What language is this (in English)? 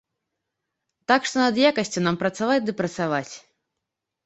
Belarusian